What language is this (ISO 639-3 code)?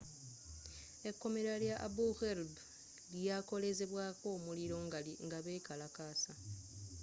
lug